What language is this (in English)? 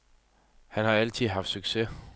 Danish